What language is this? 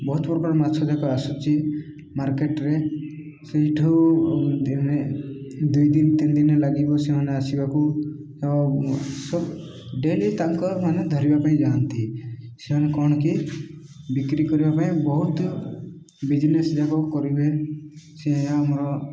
Odia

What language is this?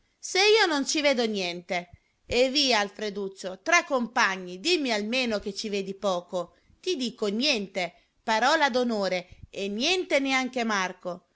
Italian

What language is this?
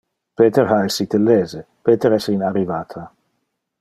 Interlingua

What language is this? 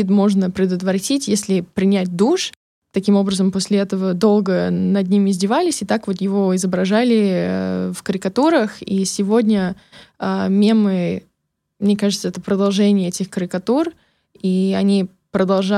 Russian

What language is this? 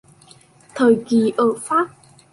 Vietnamese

